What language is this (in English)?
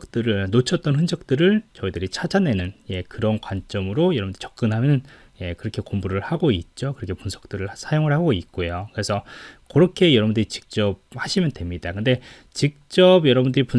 Korean